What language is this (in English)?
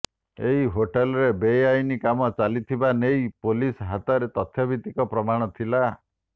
Odia